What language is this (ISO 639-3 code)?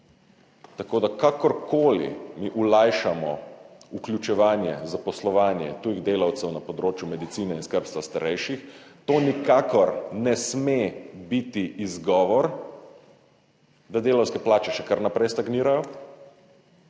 slv